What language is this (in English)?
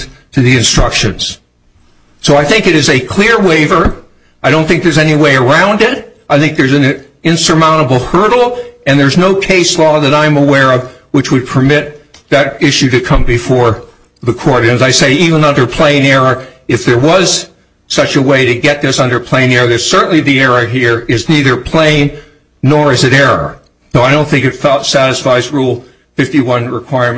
English